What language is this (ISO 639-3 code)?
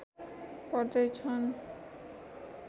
nep